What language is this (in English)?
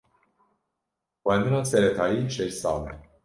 Kurdish